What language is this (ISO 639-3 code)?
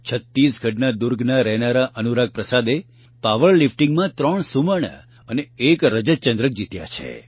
guj